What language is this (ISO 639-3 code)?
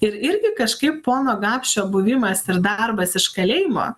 lit